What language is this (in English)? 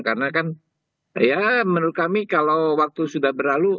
Indonesian